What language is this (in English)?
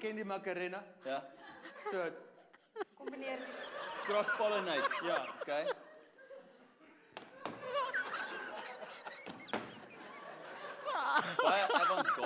Arabic